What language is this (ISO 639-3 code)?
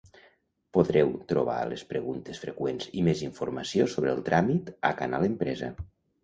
cat